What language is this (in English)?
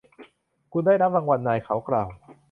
Thai